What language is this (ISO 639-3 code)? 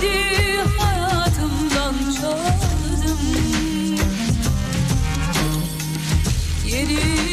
tur